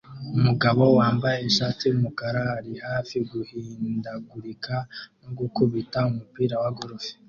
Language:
Kinyarwanda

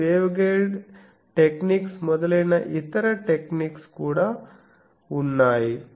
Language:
Telugu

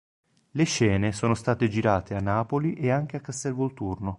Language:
Italian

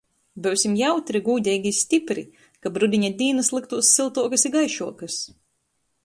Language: Latgalian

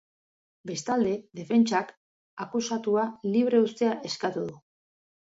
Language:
Basque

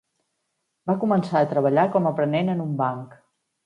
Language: Catalan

